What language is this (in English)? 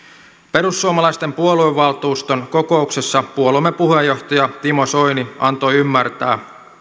Finnish